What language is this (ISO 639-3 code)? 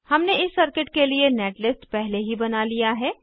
hin